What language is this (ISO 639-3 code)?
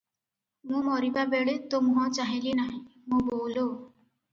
ori